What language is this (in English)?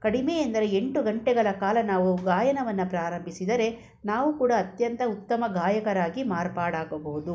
Kannada